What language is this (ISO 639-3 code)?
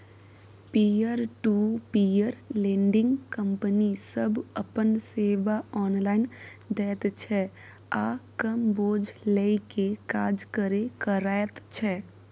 mai